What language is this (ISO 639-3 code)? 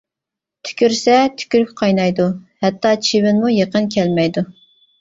uig